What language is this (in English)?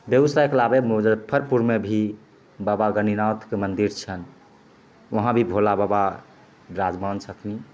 Maithili